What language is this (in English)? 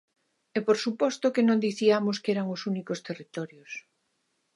Galician